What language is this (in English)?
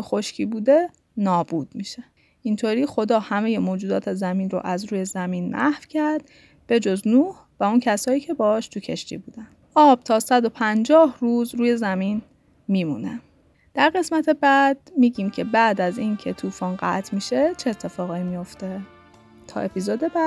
Persian